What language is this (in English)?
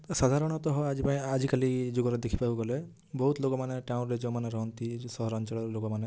Odia